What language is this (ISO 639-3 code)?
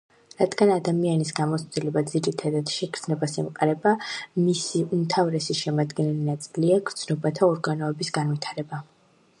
kat